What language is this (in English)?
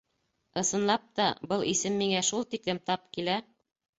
Bashkir